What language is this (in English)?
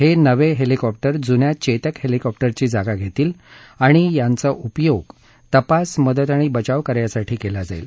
Marathi